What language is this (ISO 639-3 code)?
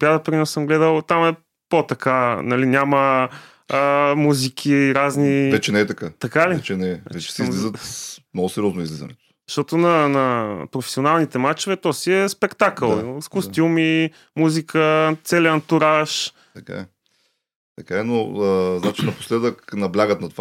bul